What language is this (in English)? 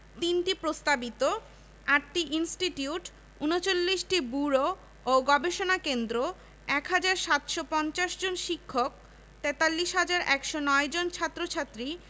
Bangla